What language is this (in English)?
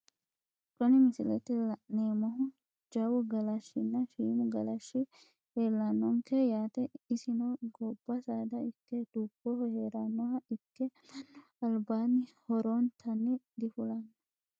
Sidamo